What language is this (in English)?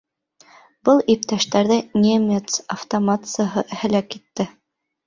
Bashkir